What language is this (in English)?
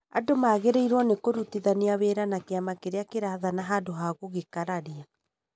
Kikuyu